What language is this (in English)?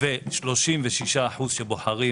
Hebrew